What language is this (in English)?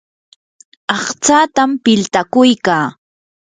Yanahuanca Pasco Quechua